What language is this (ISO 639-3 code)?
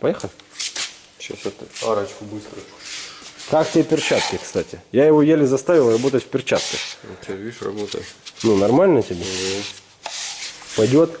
rus